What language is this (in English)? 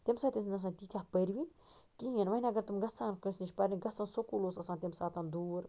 Kashmiri